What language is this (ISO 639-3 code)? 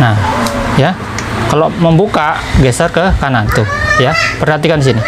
ind